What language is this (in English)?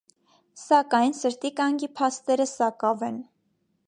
Armenian